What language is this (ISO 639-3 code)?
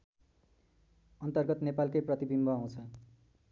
nep